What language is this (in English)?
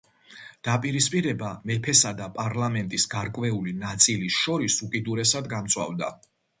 Georgian